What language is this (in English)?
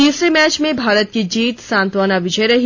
Hindi